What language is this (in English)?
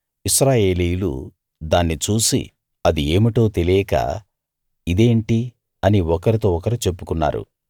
Telugu